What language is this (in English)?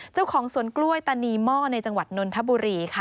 Thai